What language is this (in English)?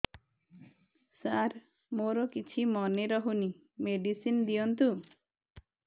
Odia